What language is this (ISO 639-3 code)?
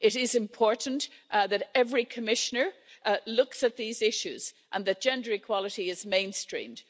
eng